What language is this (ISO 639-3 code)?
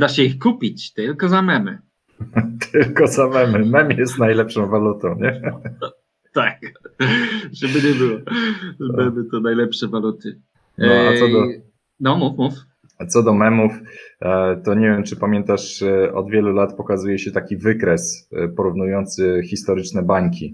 pol